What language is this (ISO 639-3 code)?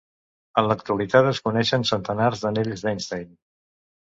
cat